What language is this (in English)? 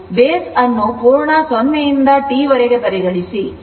Kannada